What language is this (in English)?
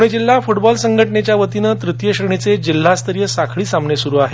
Marathi